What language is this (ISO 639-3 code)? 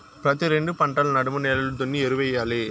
tel